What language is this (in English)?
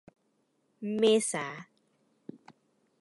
Thai